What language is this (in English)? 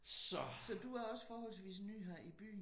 Danish